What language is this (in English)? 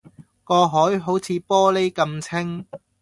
Cantonese